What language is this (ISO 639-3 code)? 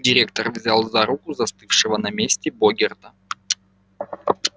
rus